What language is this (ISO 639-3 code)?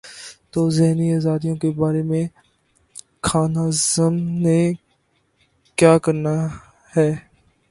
urd